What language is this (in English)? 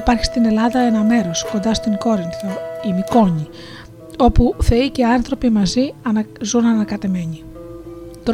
Greek